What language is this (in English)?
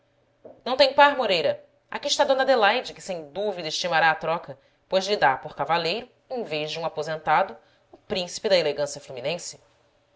Portuguese